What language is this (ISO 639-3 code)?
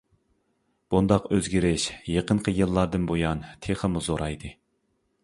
uig